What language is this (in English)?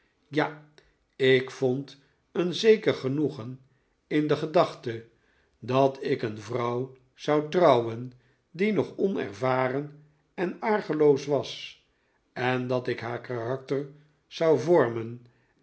Dutch